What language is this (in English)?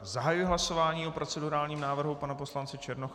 Czech